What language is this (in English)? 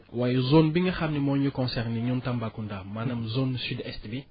Wolof